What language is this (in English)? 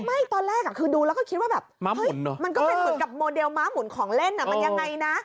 Thai